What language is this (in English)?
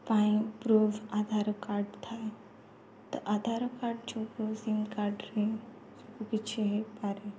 Odia